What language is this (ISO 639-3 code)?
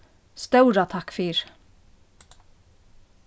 fao